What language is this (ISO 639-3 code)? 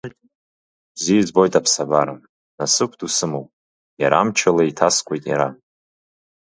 abk